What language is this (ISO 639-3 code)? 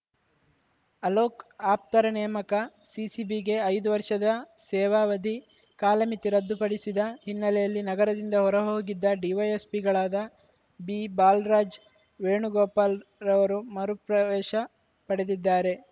kan